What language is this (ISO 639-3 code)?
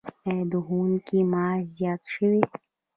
pus